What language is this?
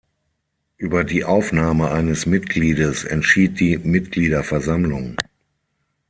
German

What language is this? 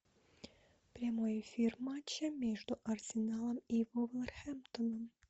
Russian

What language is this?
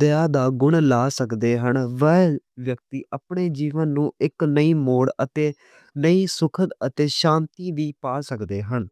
Western Panjabi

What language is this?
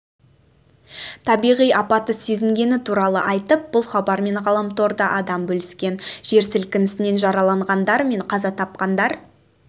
Kazakh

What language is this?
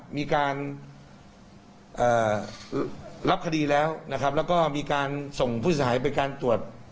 Thai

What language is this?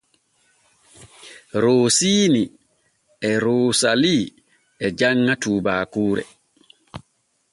Borgu Fulfulde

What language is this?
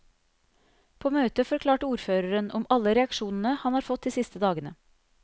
Norwegian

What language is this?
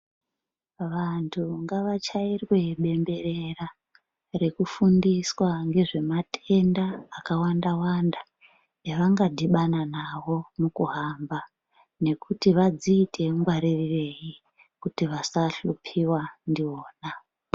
Ndau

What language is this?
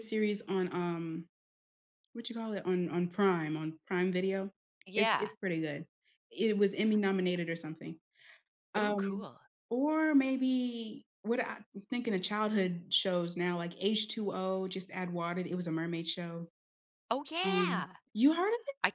English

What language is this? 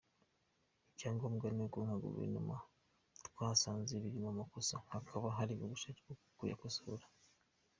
Kinyarwanda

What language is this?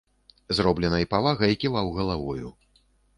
Belarusian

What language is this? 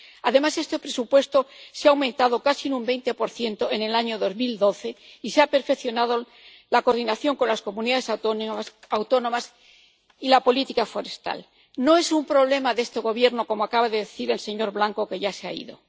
Spanish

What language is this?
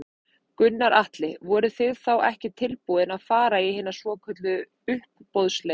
Icelandic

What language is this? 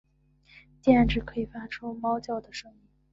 Chinese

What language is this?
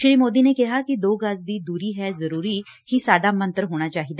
Punjabi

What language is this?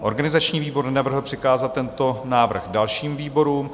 Czech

